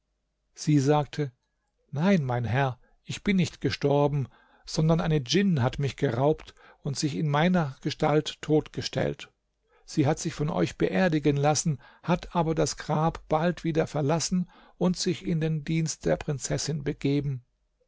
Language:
German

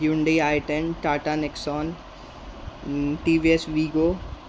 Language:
Marathi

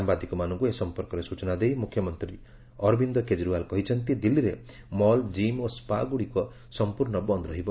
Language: Odia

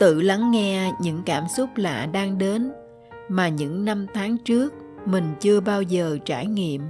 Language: Vietnamese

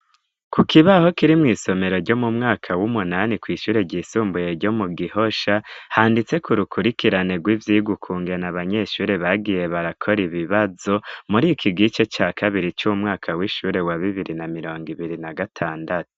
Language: Rundi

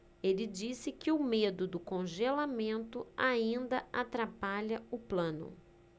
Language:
Portuguese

